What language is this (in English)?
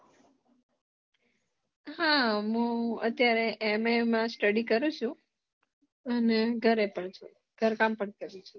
Gujarati